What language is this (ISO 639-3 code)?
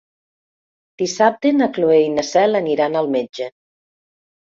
cat